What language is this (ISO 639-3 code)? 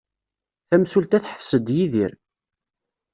kab